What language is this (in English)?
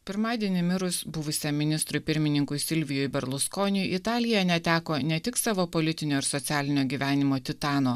Lithuanian